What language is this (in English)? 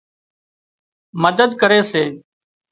Wadiyara Koli